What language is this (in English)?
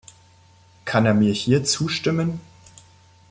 German